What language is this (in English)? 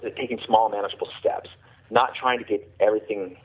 English